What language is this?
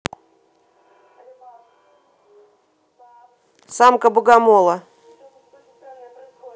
Russian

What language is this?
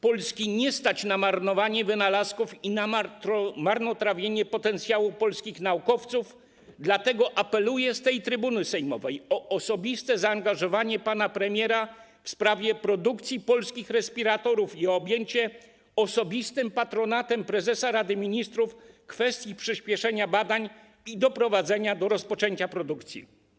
Polish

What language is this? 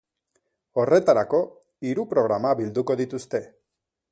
Basque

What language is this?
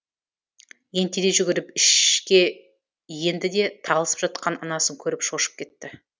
Kazakh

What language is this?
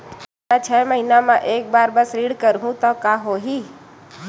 Chhattisgarhi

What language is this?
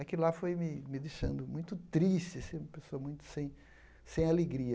Portuguese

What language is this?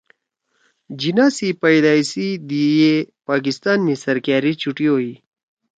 Torwali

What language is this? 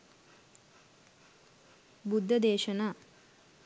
Sinhala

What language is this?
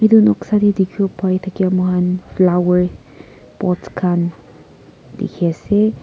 Naga Pidgin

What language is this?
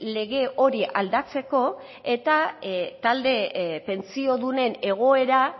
Basque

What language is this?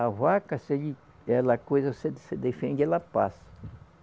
Portuguese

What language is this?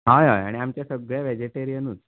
Konkani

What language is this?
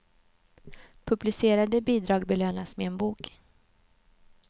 Swedish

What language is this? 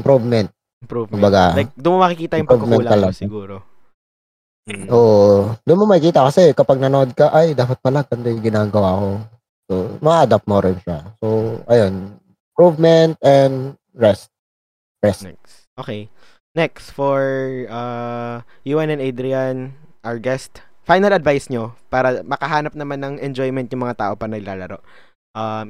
Filipino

